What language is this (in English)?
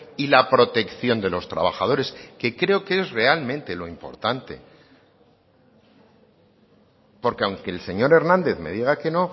Spanish